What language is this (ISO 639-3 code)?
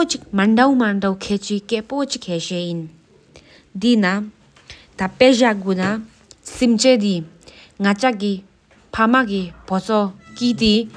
sip